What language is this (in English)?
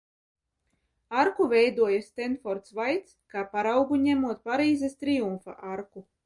Latvian